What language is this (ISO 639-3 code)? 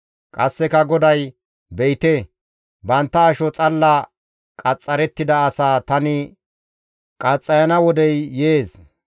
gmv